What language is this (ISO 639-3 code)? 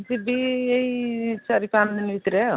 ori